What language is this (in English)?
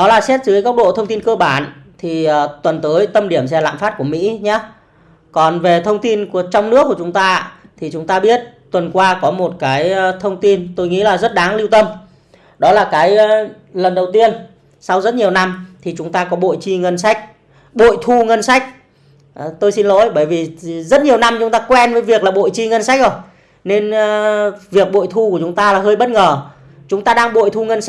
Vietnamese